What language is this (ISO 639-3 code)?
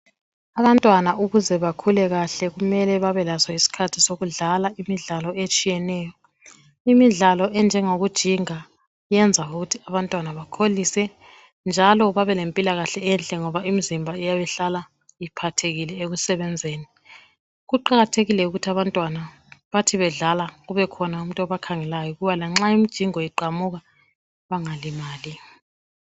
nde